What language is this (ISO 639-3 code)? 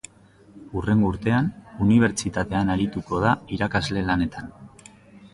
eus